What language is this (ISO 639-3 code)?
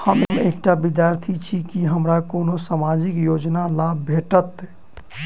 mai